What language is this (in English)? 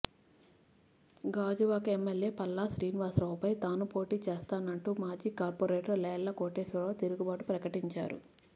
Telugu